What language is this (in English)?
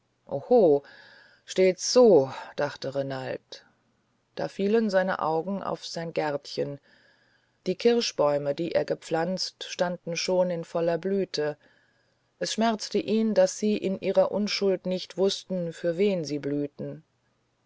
German